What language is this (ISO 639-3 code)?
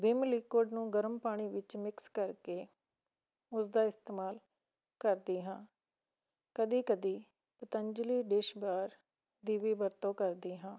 pan